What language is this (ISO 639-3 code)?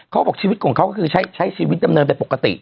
tha